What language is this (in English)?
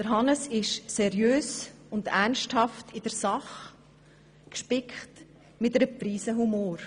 Swiss German